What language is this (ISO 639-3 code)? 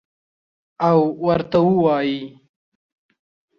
pus